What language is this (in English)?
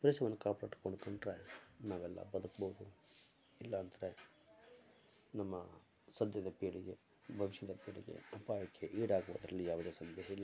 Kannada